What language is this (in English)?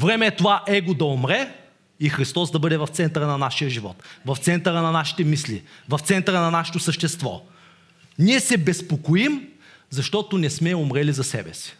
Bulgarian